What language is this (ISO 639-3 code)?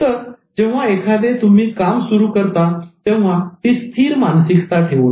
mar